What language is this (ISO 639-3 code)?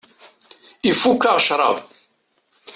kab